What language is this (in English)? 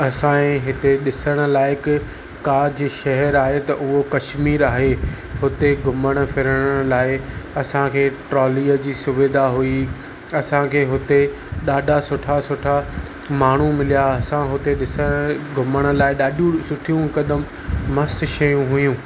Sindhi